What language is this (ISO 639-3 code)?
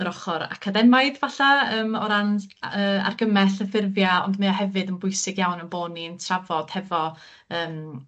cym